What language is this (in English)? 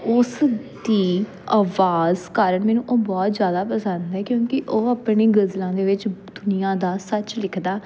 Punjabi